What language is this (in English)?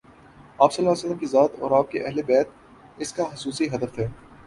Urdu